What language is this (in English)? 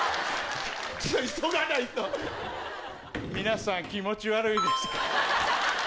Japanese